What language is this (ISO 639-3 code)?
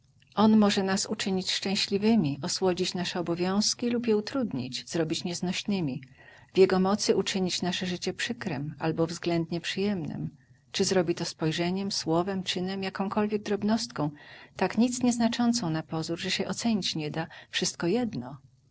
pol